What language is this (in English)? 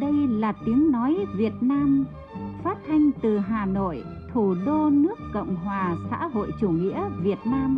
Vietnamese